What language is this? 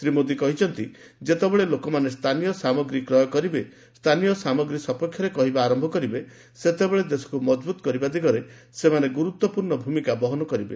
Odia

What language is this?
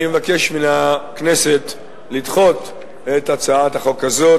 Hebrew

